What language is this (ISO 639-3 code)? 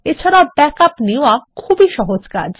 ben